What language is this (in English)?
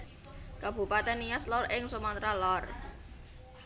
Javanese